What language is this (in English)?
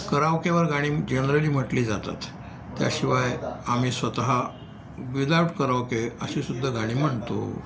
Marathi